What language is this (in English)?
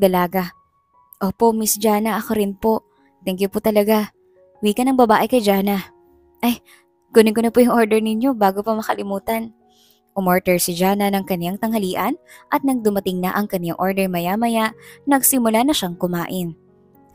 Filipino